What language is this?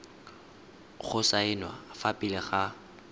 Tswana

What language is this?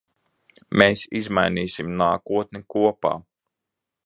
Latvian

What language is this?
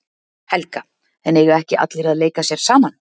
Icelandic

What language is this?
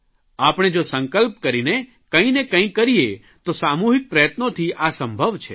Gujarati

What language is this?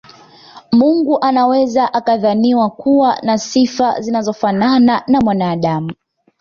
Swahili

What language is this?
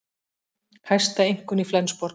Icelandic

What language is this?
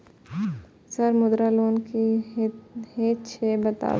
Maithili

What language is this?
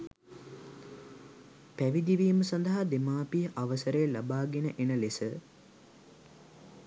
Sinhala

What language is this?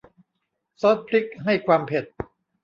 Thai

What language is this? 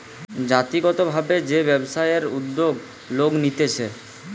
Bangla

